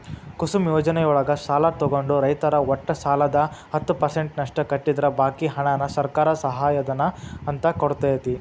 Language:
Kannada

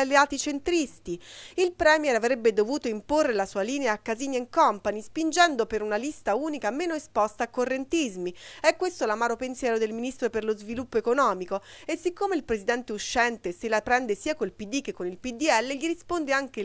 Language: Italian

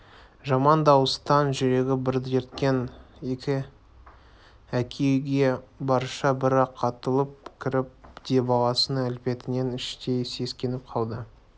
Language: Kazakh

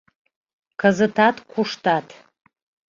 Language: Mari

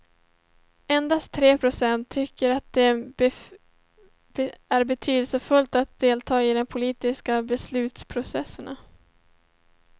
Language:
Swedish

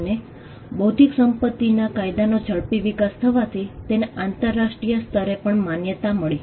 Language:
Gujarati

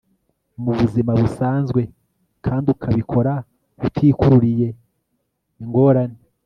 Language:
Kinyarwanda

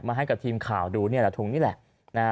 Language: Thai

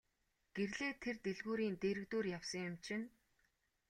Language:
Mongolian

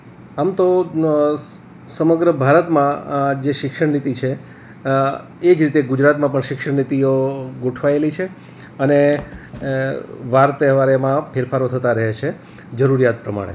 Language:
Gujarati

